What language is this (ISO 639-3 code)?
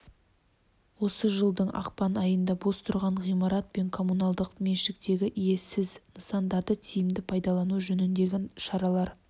kaz